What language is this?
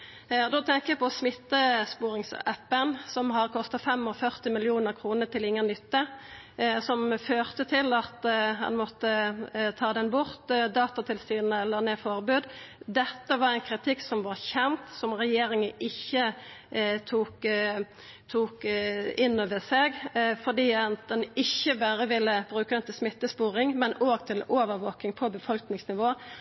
Norwegian Nynorsk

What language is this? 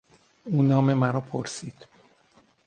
Persian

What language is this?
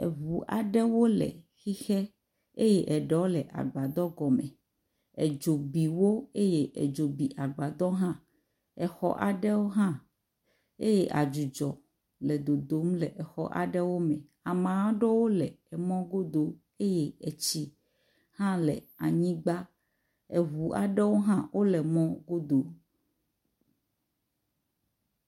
Ewe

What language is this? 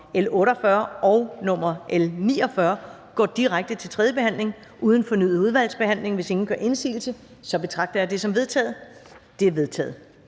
Danish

